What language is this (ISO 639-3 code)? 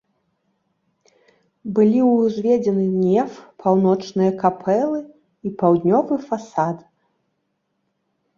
bel